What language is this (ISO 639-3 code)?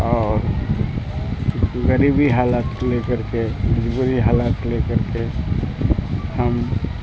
urd